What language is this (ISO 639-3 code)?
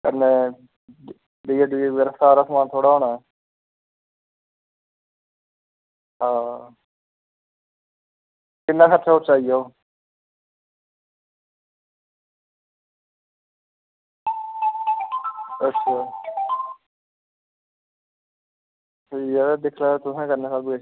doi